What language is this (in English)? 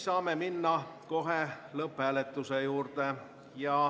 Estonian